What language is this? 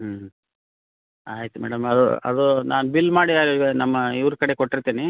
Kannada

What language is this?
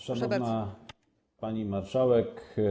Polish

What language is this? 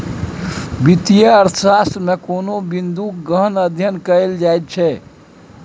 Maithili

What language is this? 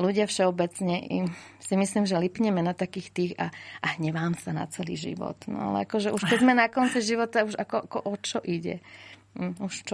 Slovak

